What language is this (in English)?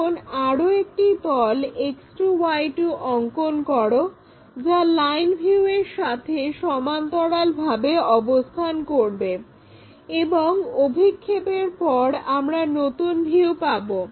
Bangla